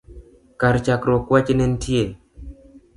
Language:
Luo (Kenya and Tanzania)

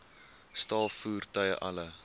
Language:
Afrikaans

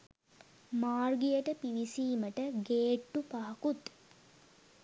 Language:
Sinhala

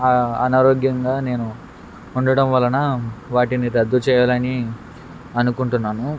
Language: Telugu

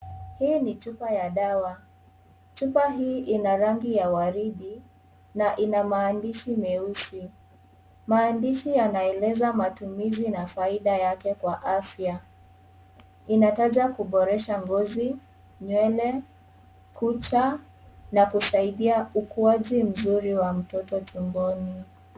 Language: Swahili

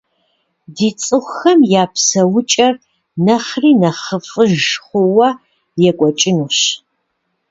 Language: Kabardian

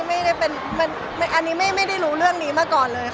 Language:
Thai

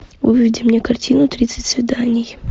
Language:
Russian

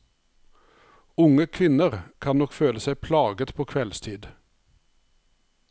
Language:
Norwegian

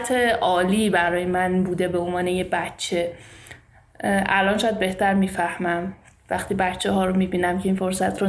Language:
Persian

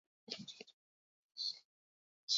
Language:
Basque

